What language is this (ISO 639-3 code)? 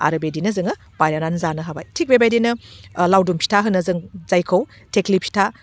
brx